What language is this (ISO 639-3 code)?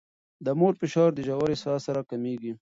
pus